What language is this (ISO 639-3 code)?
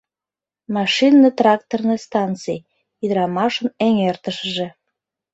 chm